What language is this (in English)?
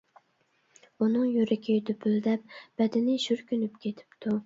Uyghur